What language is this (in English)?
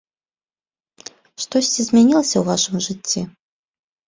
Belarusian